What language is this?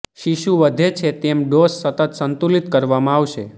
Gujarati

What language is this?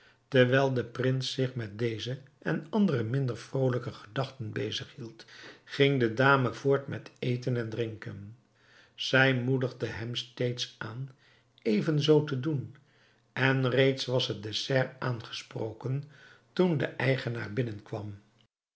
Dutch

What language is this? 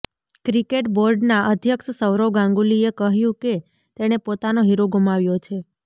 Gujarati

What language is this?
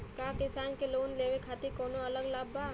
Bhojpuri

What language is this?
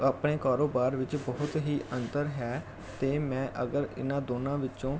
Punjabi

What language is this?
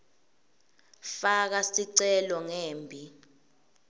Swati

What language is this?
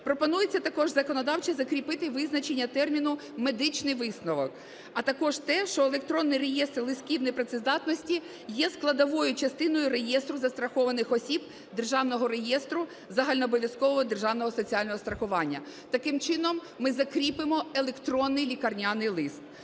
Ukrainian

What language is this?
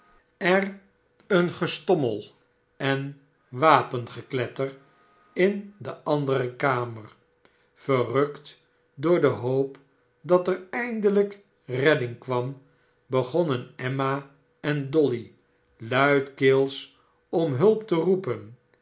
Dutch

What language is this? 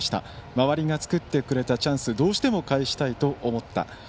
Japanese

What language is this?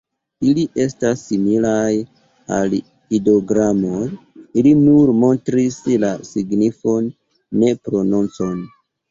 Esperanto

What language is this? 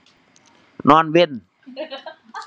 Thai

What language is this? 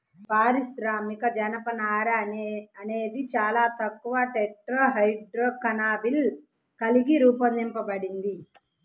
Telugu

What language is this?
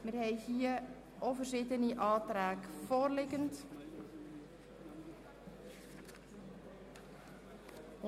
Swiss German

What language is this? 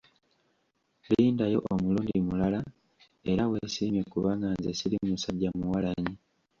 Ganda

